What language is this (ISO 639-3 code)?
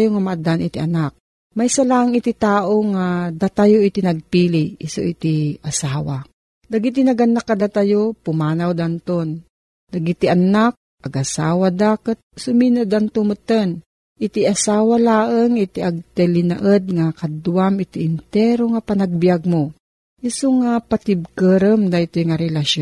fil